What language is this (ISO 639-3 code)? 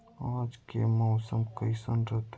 mag